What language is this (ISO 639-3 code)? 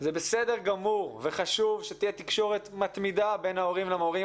heb